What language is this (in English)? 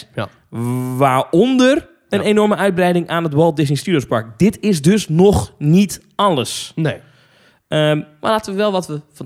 Dutch